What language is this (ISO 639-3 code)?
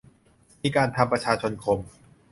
tha